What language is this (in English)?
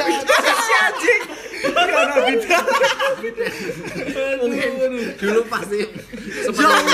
Indonesian